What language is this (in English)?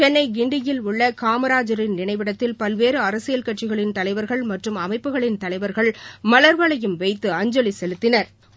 Tamil